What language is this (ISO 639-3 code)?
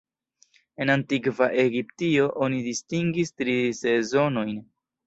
epo